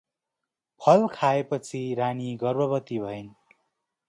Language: Nepali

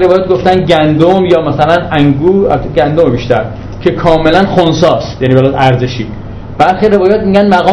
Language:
Persian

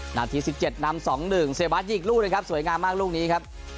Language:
Thai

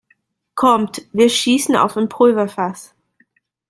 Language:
German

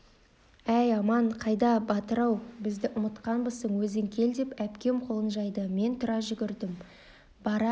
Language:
Kazakh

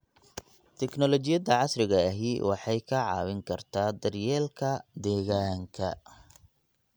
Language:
Somali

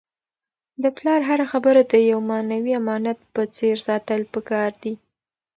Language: Pashto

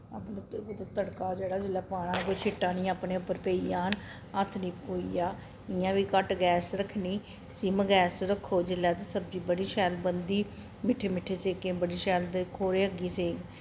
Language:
Dogri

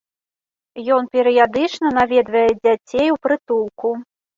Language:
Belarusian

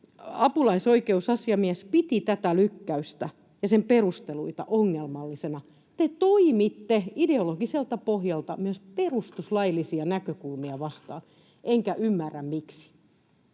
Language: Finnish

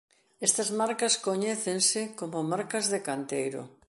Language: Galician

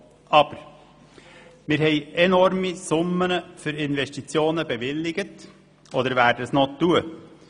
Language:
Swiss German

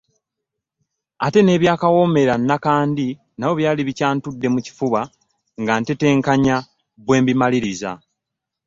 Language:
Ganda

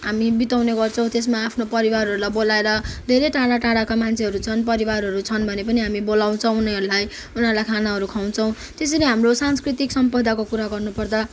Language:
Nepali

